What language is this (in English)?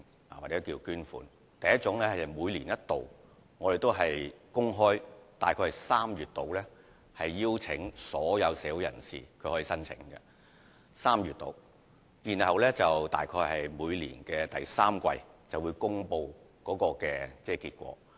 Cantonese